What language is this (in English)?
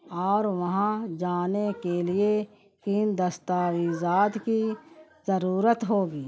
Urdu